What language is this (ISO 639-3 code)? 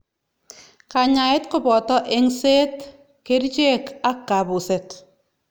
kln